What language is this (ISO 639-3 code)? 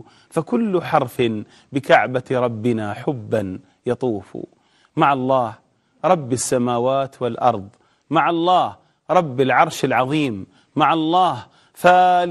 ara